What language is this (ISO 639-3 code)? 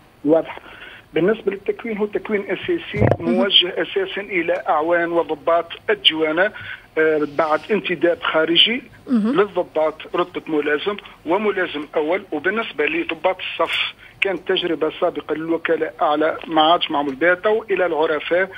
ara